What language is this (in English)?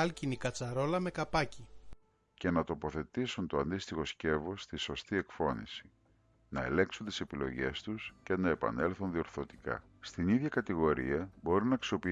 Greek